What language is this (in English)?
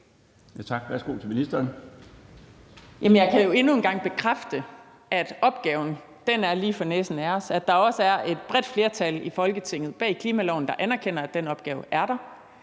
Danish